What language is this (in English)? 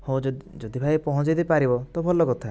Odia